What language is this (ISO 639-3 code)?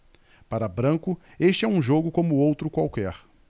por